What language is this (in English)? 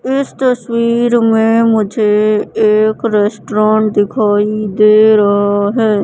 Hindi